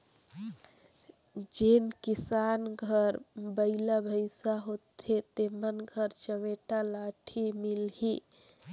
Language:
Chhattisgarhi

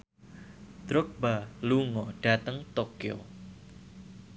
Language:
Javanese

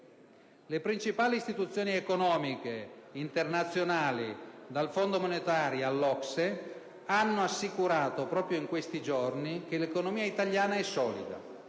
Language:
Italian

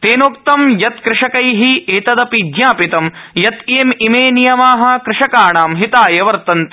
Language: Sanskrit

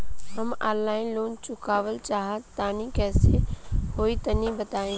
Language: Bhojpuri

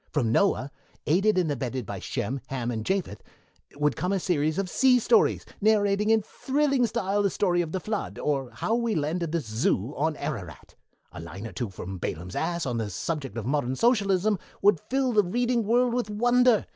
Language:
English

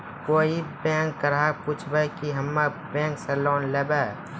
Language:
Maithili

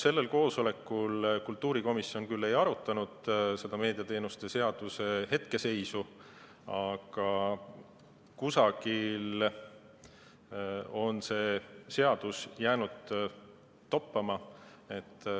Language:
Estonian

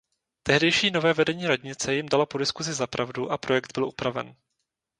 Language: Czech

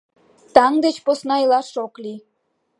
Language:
Mari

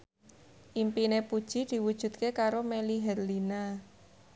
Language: Javanese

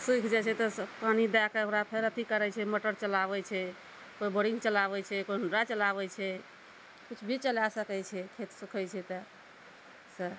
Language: Maithili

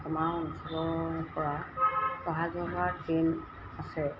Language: Assamese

